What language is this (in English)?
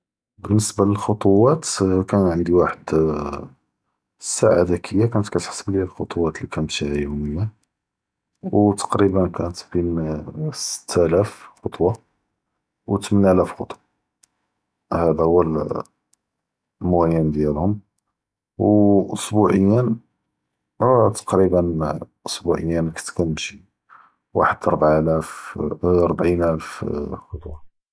Judeo-Arabic